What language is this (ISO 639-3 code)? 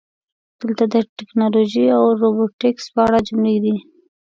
pus